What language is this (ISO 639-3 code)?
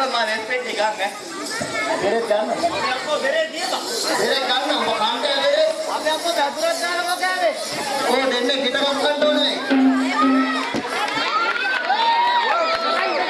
eng